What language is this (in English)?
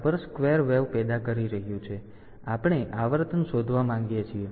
Gujarati